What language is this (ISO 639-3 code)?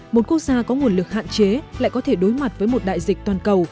vie